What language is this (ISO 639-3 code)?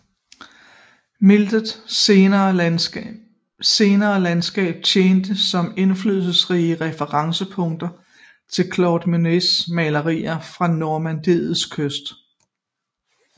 dan